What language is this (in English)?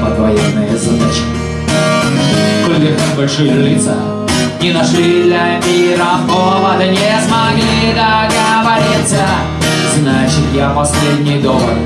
Russian